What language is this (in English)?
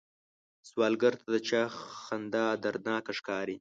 Pashto